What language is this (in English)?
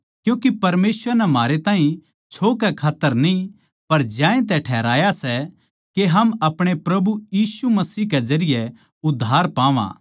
Haryanvi